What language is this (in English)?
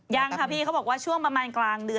Thai